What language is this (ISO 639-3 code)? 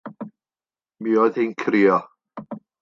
cym